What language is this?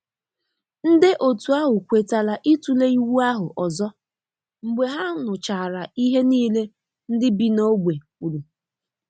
Igbo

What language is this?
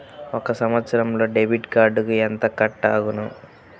Telugu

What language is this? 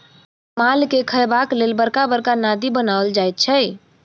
Maithili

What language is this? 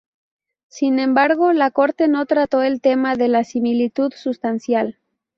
Spanish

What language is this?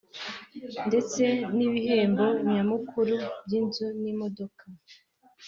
Kinyarwanda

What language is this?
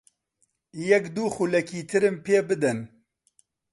Central Kurdish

